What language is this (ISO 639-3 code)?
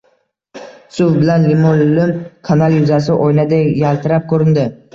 uzb